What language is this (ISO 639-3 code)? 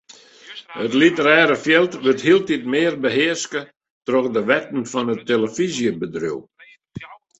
fry